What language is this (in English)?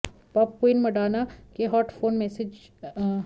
Hindi